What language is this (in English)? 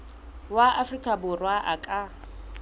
Southern Sotho